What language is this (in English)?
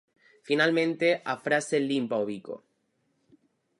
Galician